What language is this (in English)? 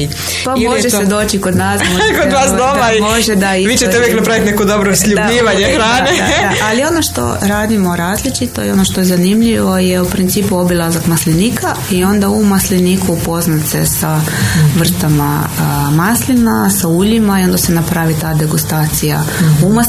Croatian